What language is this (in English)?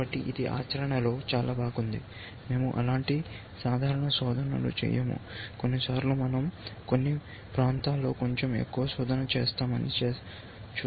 Telugu